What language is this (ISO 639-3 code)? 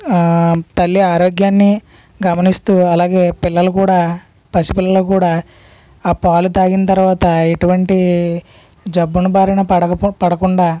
tel